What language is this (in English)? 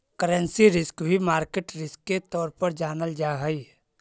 Magahi